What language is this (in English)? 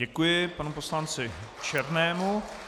Czech